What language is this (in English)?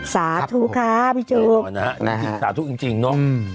Thai